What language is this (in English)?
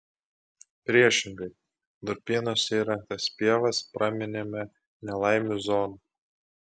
Lithuanian